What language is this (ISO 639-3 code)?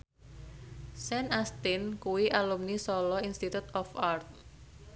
jav